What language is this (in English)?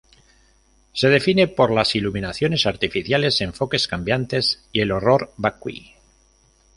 Spanish